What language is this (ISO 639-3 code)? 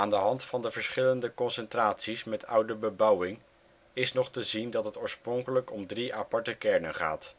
nld